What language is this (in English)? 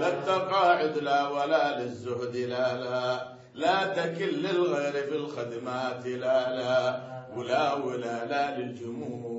Arabic